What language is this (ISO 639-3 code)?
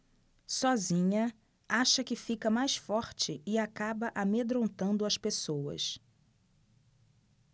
por